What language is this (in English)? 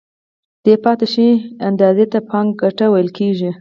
Pashto